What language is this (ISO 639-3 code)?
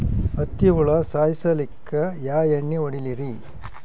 kan